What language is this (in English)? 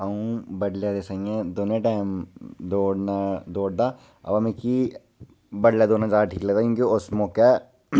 Dogri